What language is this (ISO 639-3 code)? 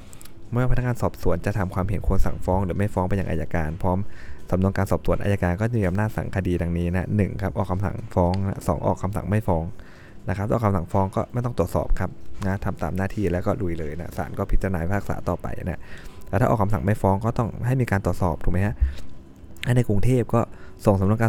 tha